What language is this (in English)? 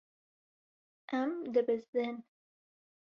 Kurdish